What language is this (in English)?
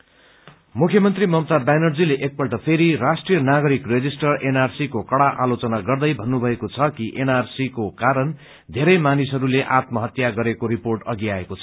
Nepali